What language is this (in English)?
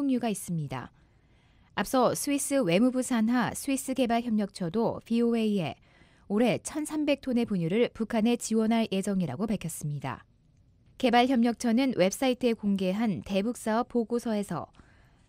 Korean